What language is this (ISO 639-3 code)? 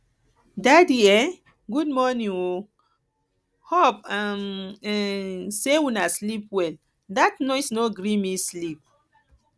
pcm